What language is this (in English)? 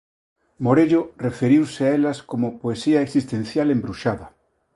Galician